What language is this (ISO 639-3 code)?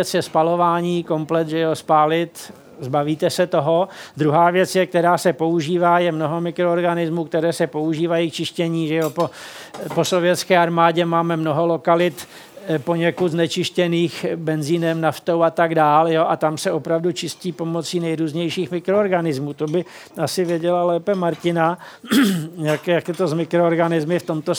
ces